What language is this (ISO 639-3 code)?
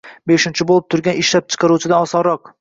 uzb